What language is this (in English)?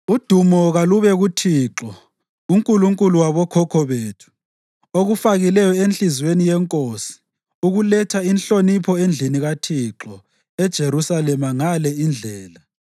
North Ndebele